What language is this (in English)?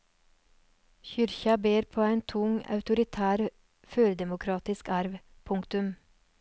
Norwegian